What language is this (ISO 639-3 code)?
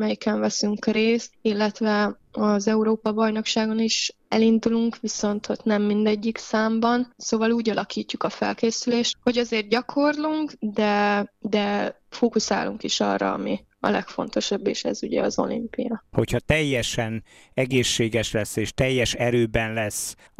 hun